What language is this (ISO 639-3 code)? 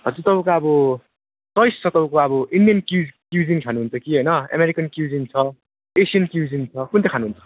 nep